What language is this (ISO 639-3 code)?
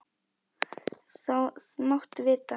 isl